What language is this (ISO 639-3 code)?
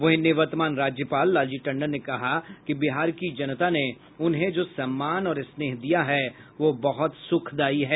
hin